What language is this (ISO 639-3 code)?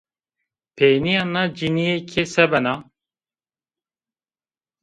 zza